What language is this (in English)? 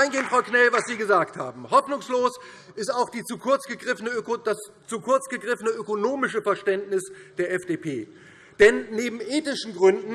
German